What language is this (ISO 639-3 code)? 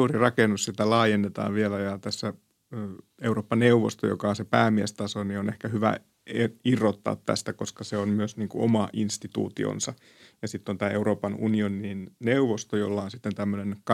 fin